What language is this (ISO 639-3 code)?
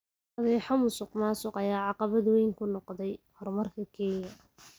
som